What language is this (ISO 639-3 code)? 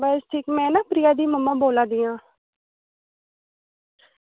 doi